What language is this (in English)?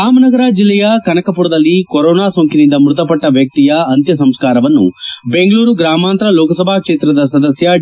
Kannada